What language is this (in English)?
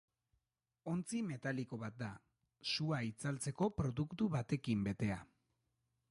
Basque